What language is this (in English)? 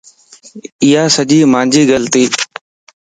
Lasi